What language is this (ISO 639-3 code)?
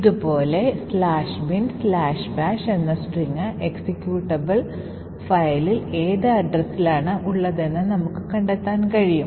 mal